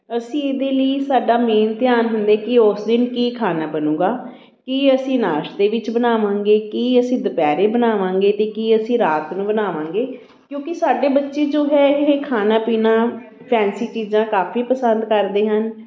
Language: Punjabi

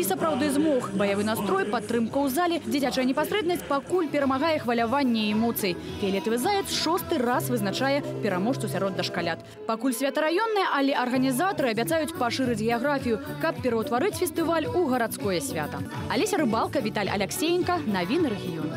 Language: Russian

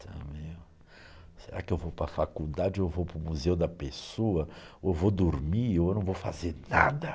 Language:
Portuguese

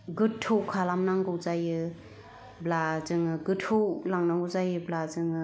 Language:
Bodo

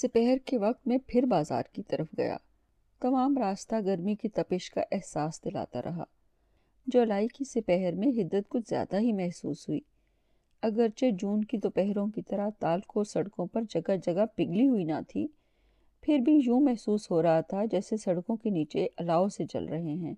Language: Urdu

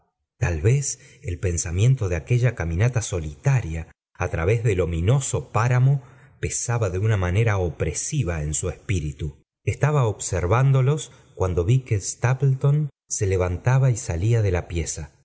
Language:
Spanish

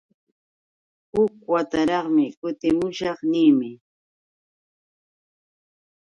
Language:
Yauyos Quechua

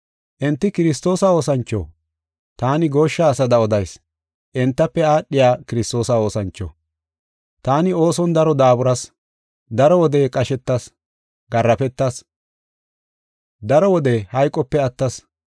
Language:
Gofa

